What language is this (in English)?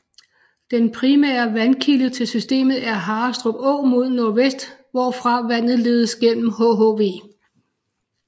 Danish